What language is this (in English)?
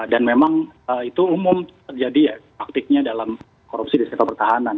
Indonesian